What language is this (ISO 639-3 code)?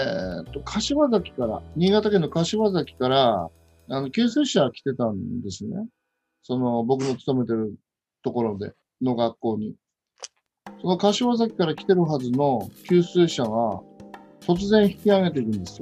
jpn